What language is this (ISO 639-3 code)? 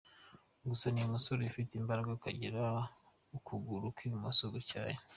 kin